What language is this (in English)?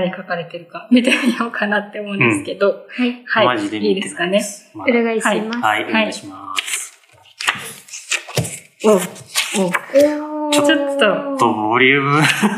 Japanese